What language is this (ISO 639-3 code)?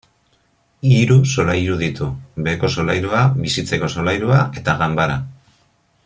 eus